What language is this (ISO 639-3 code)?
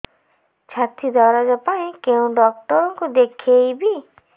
ori